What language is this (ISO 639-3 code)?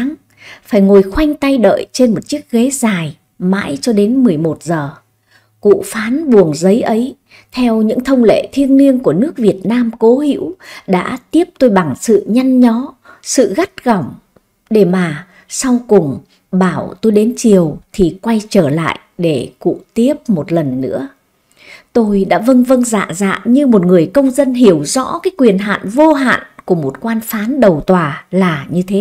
vie